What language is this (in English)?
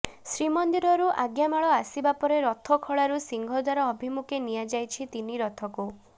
Odia